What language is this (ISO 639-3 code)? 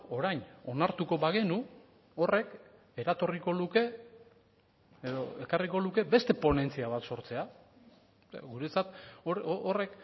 eus